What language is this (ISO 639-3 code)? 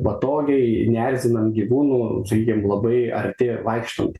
lit